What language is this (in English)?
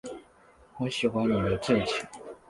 Chinese